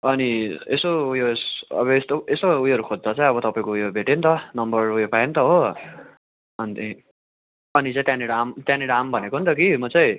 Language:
Nepali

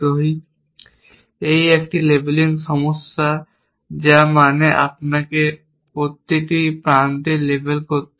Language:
Bangla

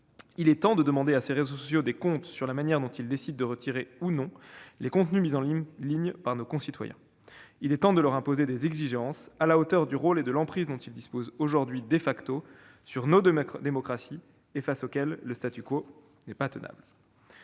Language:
French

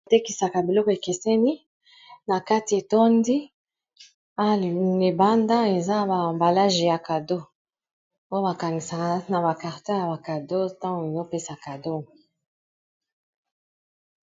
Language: Lingala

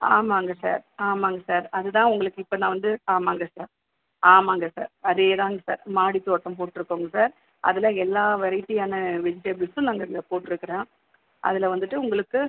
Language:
Tamil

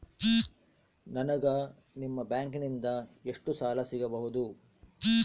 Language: Kannada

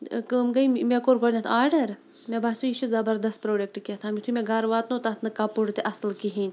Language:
Kashmiri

